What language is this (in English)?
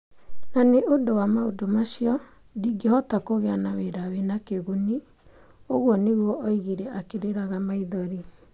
Kikuyu